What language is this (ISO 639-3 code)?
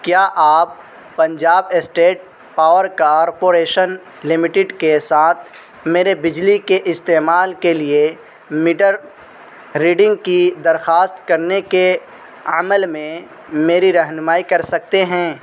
urd